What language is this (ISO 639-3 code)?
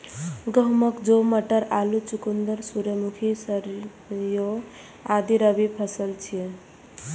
mai